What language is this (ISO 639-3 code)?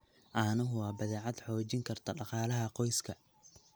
som